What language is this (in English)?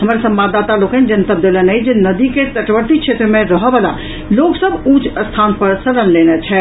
Maithili